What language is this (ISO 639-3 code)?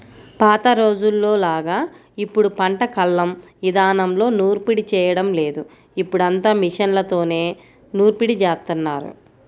tel